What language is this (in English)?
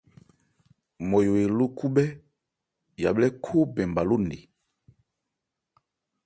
Ebrié